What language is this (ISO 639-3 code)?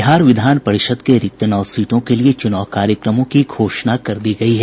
hin